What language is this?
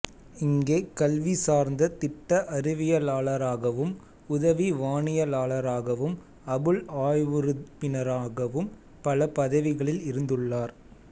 Tamil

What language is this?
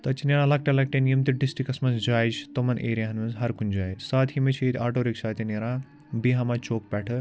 Kashmiri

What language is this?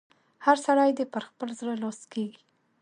Pashto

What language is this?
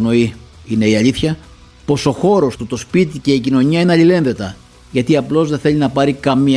Greek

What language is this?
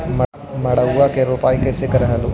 Magahi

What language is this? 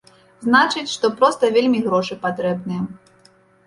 Belarusian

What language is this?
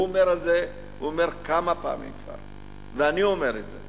Hebrew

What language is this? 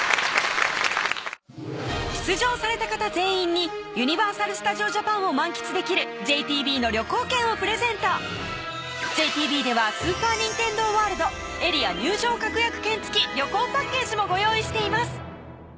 Japanese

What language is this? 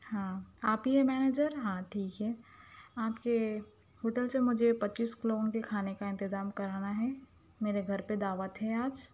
Urdu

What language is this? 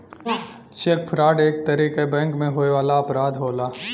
Bhojpuri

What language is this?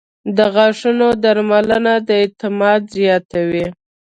Pashto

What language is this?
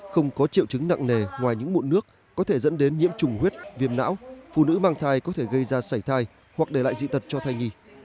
Vietnamese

